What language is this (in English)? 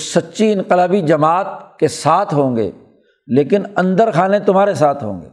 Urdu